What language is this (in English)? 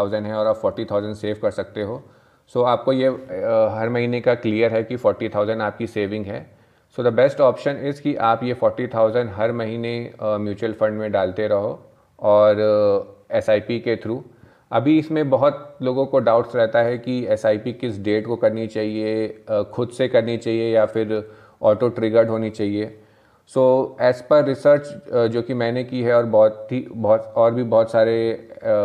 Hindi